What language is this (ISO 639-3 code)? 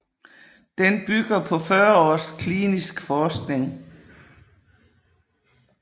dan